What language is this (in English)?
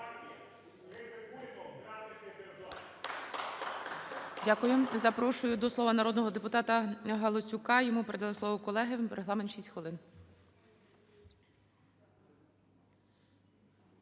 Ukrainian